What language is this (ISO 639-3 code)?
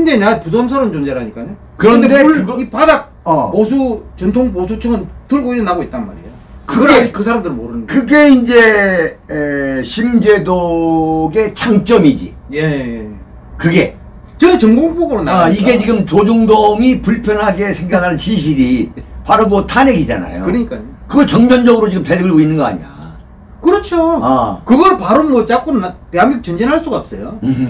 kor